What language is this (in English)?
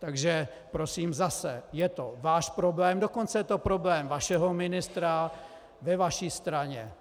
Czech